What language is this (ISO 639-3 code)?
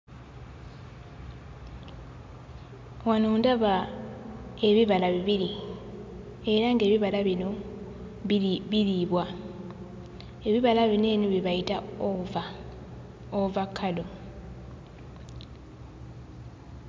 lug